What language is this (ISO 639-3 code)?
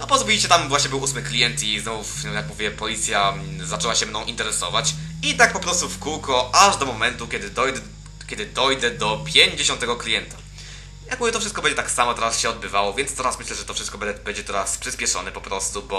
pol